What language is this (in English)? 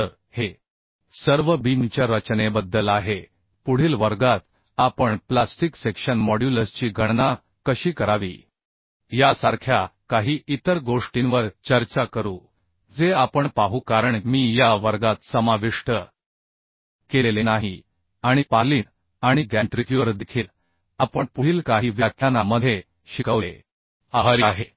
Marathi